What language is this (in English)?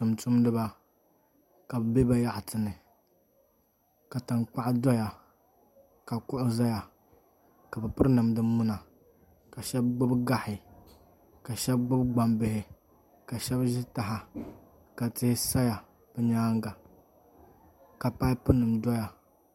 Dagbani